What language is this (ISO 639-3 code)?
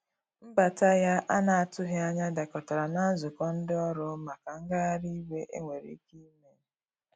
ibo